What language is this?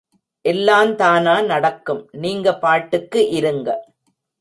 Tamil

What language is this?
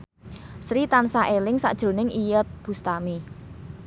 Javanese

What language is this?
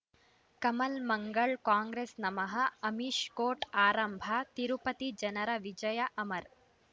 Kannada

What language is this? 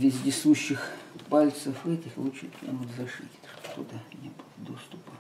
Russian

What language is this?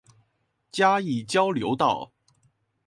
Chinese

